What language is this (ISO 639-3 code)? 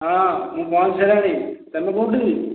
ori